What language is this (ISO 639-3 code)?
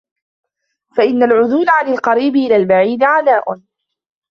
ara